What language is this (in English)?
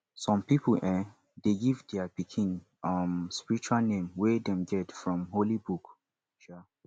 Nigerian Pidgin